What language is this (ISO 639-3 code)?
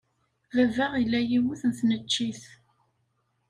kab